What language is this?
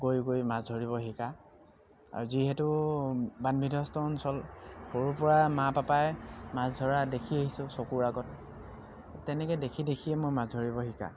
Assamese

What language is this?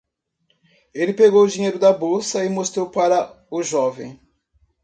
Portuguese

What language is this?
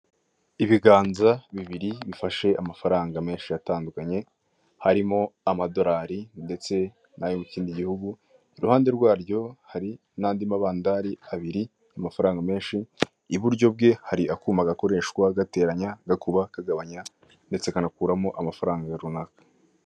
Kinyarwanda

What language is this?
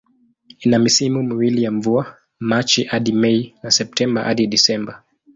Swahili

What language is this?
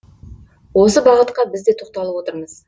Kazakh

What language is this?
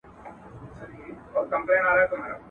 Pashto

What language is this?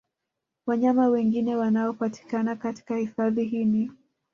Swahili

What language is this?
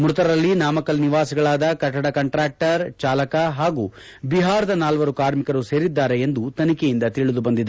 Kannada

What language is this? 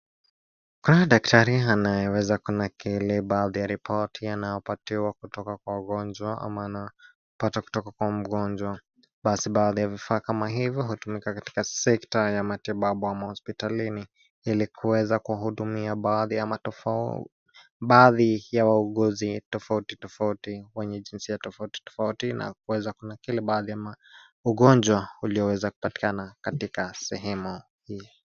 Swahili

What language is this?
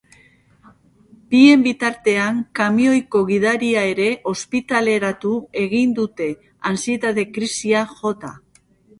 Basque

